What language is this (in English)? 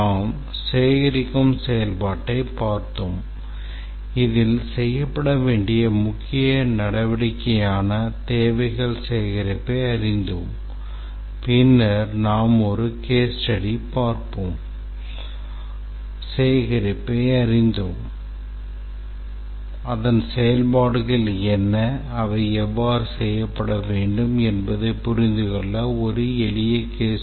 Tamil